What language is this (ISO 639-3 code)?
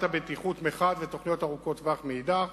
heb